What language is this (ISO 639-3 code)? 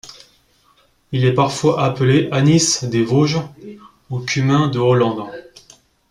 fra